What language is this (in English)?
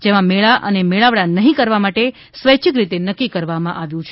Gujarati